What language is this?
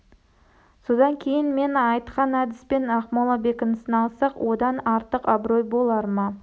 Kazakh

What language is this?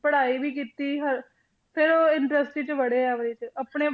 Punjabi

